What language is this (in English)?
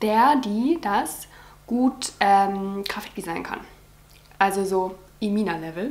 German